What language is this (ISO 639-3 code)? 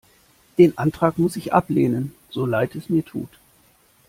deu